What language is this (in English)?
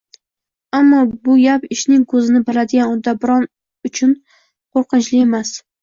Uzbek